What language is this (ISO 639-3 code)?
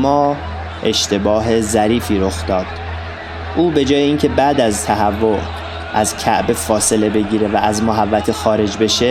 fas